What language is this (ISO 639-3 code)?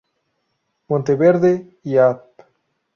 spa